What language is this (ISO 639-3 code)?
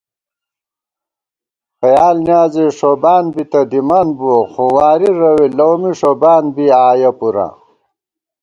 gwt